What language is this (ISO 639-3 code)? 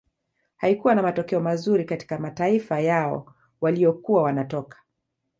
swa